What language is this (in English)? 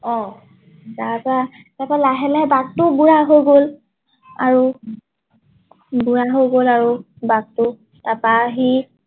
Assamese